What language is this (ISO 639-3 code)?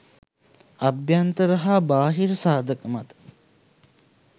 sin